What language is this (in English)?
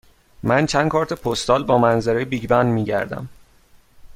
Persian